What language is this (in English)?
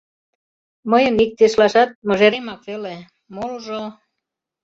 Mari